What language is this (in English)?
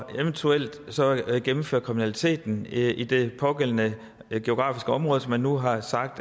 Danish